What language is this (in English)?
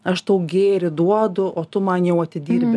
Lithuanian